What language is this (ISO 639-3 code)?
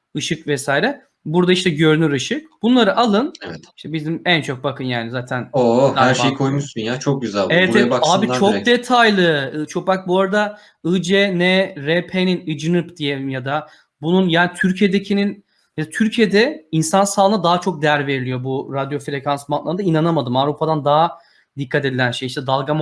tur